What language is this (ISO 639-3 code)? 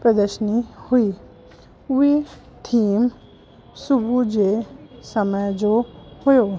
snd